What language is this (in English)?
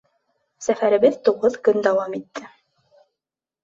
Bashkir